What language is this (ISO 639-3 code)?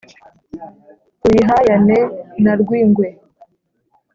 kin